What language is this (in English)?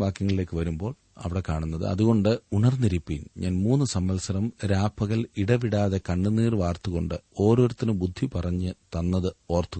Malayalam